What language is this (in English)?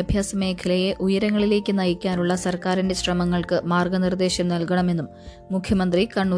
Malayalam